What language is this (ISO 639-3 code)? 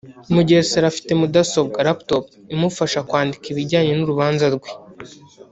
kin